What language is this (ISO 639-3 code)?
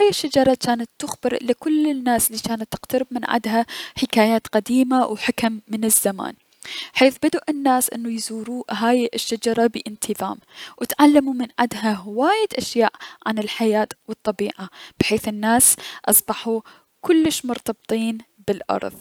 acm